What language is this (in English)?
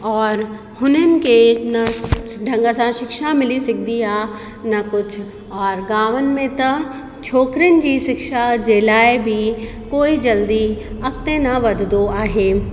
Sindhi